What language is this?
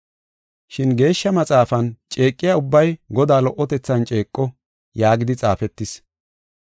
Gofa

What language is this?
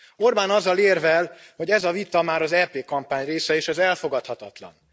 Hungarian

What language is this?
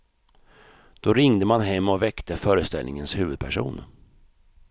Swedish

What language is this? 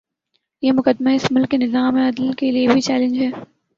Urdu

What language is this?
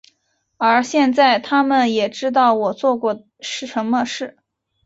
Chinese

